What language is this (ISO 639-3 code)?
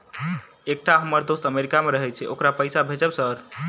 mai